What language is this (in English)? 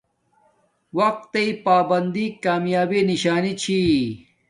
Domaaki